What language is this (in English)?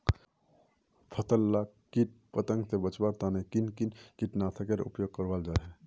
Magahi